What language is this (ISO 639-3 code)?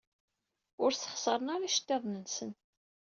kab